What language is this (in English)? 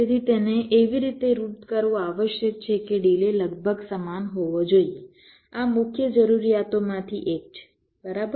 Gujarati